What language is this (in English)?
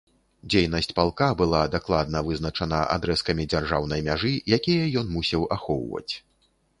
Belarusian